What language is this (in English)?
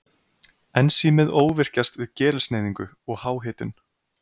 Icelandic